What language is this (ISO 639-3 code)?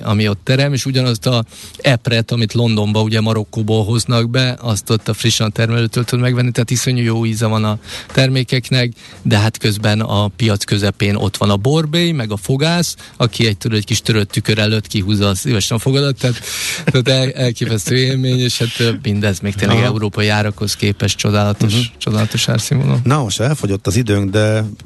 hun